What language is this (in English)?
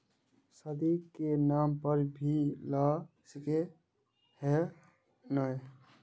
Magahi